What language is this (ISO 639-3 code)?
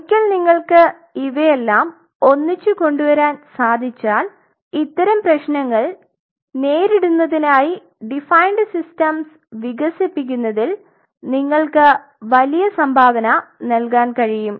mal